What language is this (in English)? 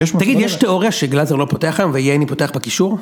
Hebrew